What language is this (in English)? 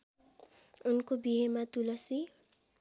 Nepali